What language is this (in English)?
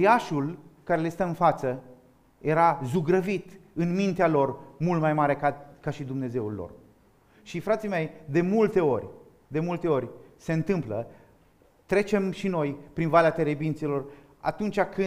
Romanian